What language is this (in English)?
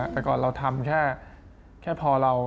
Thai